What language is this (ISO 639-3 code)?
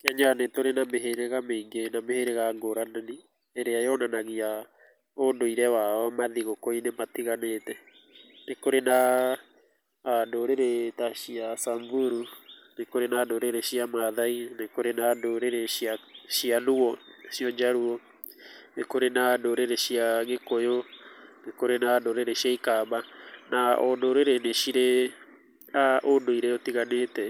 kik